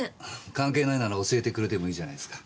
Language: Japanese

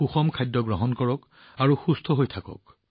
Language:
Assamese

